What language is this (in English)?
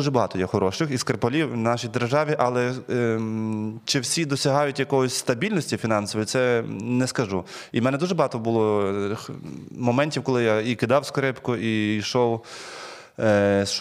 Ukrainian